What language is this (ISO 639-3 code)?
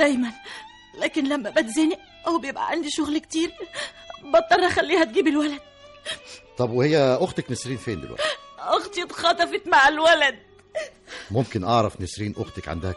ara